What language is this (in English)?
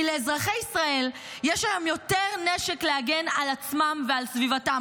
Hebrew